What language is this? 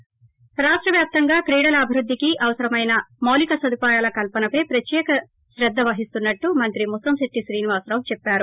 Telugu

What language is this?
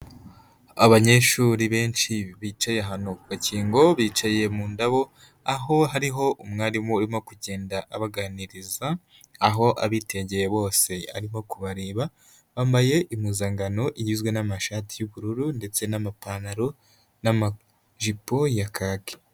Kinyarwanda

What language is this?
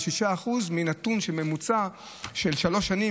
Hebrew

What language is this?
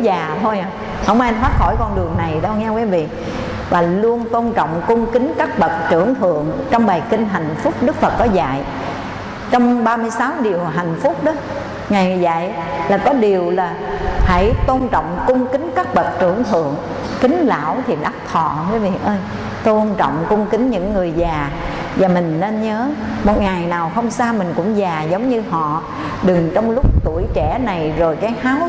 Vietnamese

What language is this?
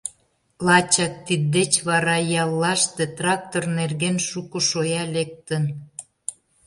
Mari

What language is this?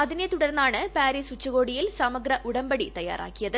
Malayalam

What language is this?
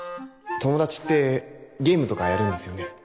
Japanese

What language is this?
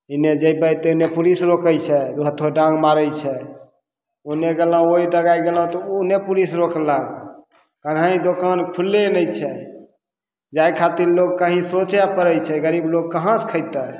Maithili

